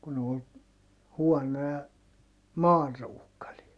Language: Finnish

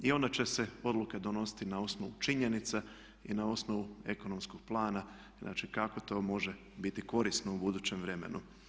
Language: Croatian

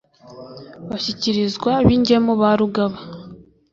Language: Kinyarwanda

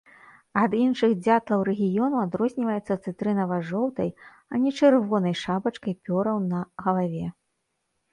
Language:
Belarusian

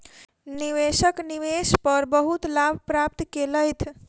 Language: Maithili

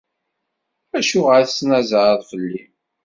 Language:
Kabyle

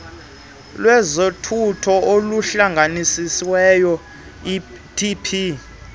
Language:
Xhosa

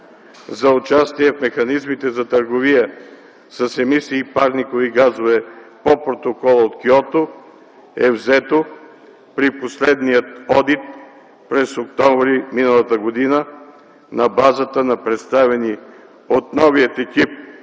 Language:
Bulgarian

